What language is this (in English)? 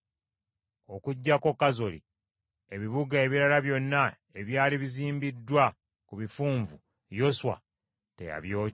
Ganda